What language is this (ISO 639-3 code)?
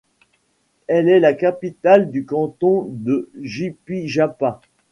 fra